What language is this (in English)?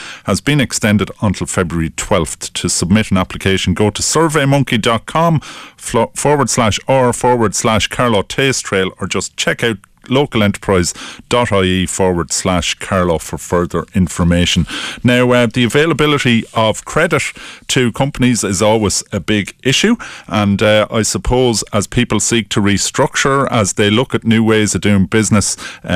English